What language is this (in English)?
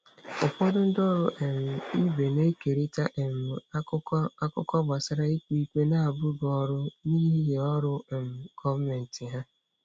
Igbo